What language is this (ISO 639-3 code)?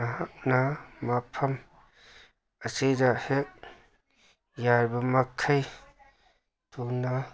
mni